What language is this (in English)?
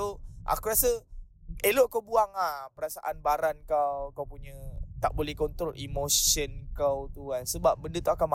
Malay